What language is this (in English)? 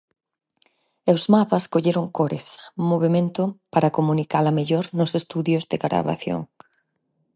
Galician